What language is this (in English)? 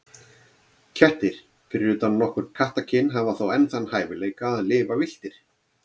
Icelandic